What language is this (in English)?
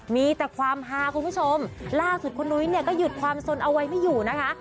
Thai